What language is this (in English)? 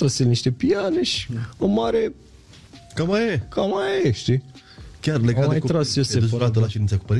Romanian